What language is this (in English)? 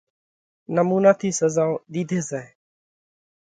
Parkari Koli